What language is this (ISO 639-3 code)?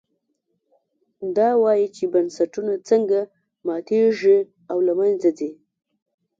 pus